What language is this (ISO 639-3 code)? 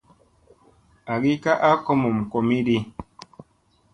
mse